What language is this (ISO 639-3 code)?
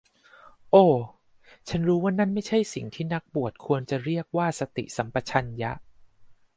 tha